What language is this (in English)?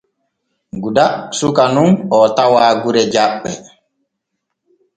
Borgu Fulfulde